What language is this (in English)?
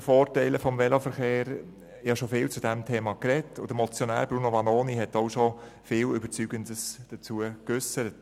Swiss German